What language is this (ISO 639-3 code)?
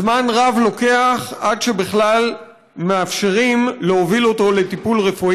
heb